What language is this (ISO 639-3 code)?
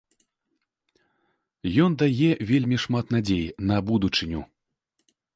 bel